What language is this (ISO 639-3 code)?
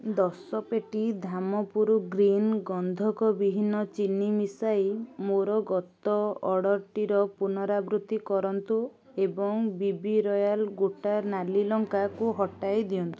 ori